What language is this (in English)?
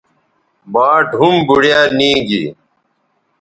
Bateri